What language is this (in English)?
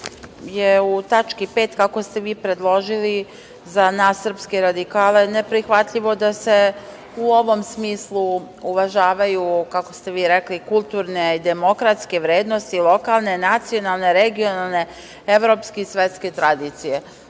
Serbian